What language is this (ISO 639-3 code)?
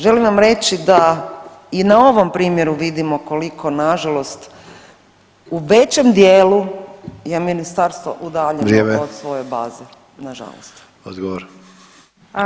hrv